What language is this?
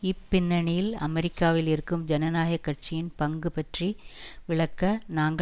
Tamil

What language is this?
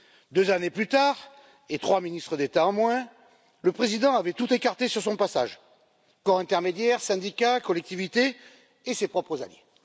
French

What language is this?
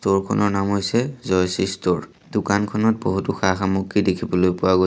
Assamese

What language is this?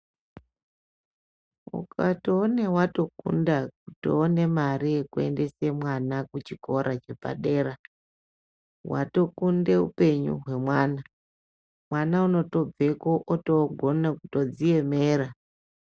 Ndau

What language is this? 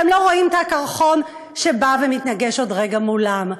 Hebrew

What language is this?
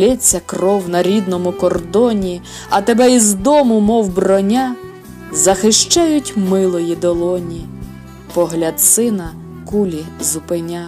Ukrainian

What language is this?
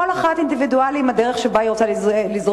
Hebrew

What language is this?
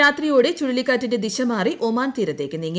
Malayalam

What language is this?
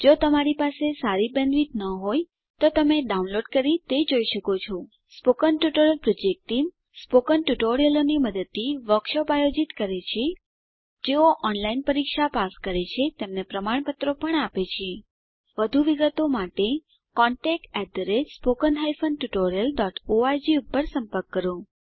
Gujarati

